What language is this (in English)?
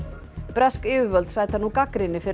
Icelandic